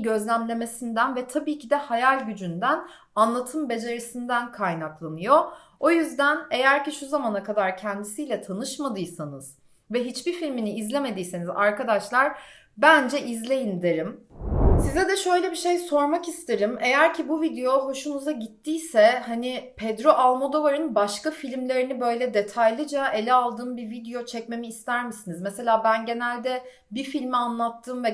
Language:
Turkish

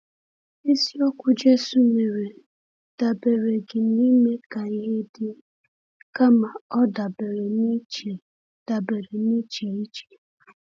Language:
Igbo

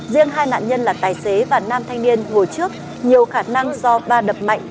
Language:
Vietnamese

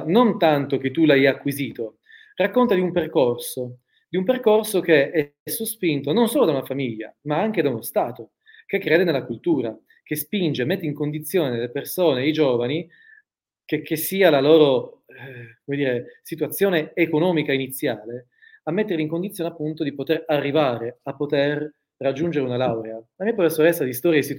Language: Italian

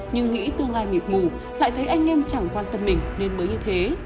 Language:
Vietnamese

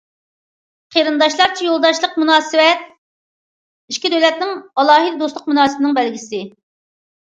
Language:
Uyghur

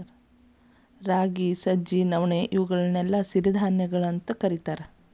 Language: Kannada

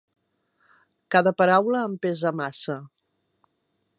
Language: Catalan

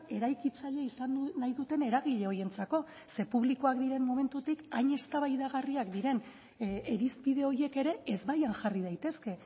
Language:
Basque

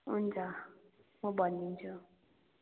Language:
Nepali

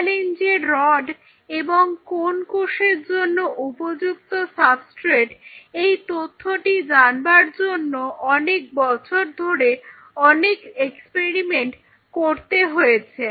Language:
Bangla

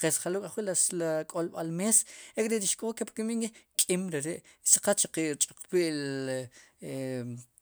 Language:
Sipacapense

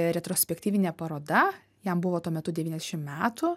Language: Lithuanian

